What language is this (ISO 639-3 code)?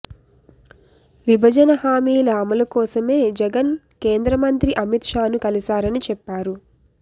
tel